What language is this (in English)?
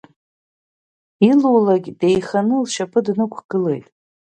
Abkhazian